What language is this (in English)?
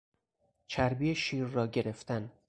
Persian